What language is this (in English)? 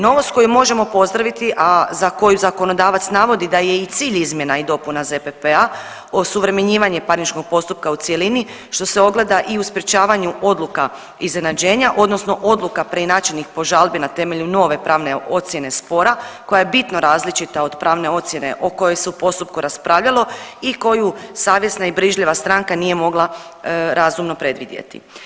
Croatian